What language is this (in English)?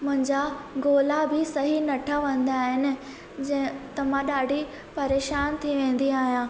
Sindhi